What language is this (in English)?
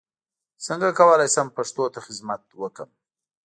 Pashto